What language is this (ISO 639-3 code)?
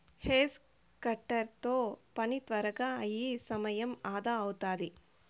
tel